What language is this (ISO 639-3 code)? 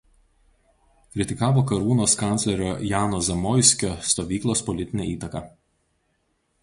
lit